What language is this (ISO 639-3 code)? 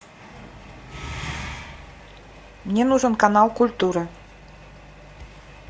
rus